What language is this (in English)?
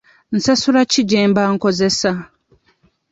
Ganda